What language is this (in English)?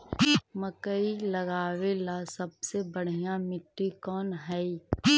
Magahi